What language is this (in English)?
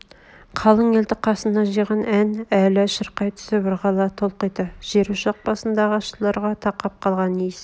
Kazakh